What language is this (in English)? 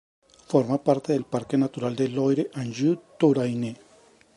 Spanish